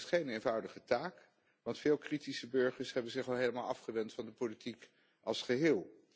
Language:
Dutch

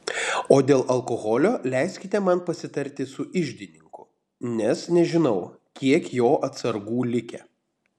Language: Lithuanian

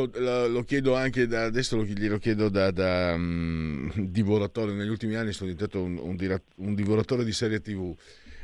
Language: Italian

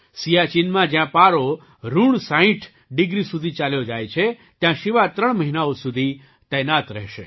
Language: Gujarati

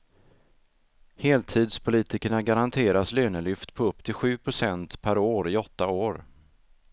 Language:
Swedish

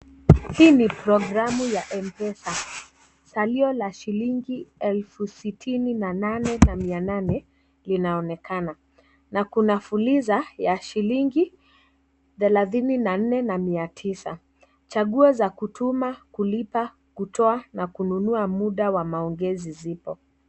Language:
Swahili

